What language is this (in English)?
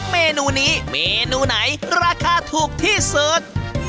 Thai